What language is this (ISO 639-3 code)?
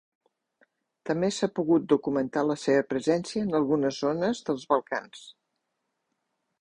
cat